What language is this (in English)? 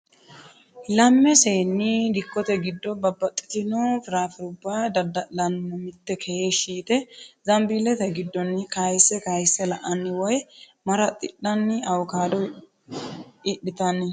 Sidamo